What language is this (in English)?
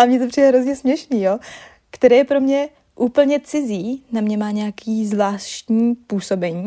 Czech